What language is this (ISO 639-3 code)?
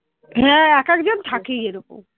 ben